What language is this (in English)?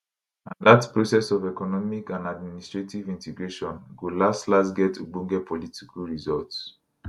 Nigerian Pidgin